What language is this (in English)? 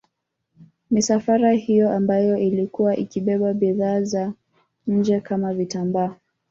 Swahili